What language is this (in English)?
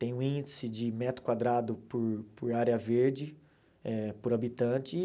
Portuguese